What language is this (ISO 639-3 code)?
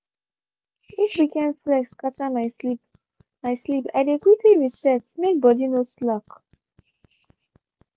pcm